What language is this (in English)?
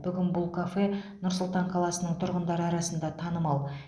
Kazakh